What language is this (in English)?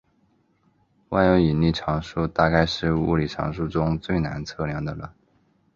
Chinese